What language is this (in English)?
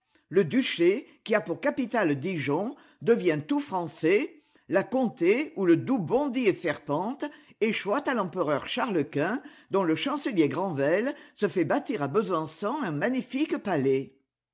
French